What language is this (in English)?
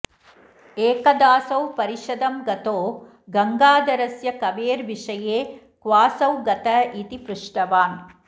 Sanskrit